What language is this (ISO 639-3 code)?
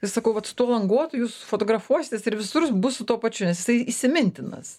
lit